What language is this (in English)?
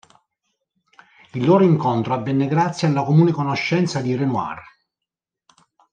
Italian